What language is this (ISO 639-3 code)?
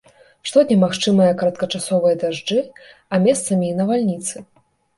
bel